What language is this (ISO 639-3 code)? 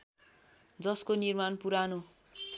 nep